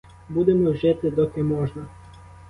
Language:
Ukrainian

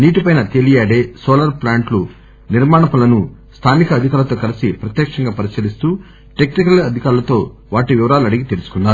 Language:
Telugu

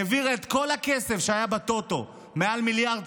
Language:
Hebrew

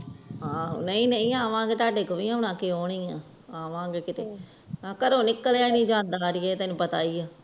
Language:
Punjabi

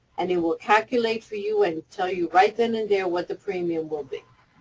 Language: English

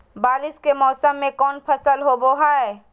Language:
Magahi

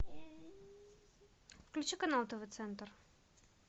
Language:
Russian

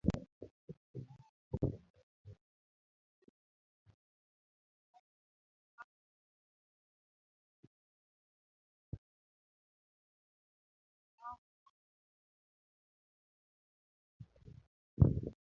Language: Luo (Kenya and Tanzania)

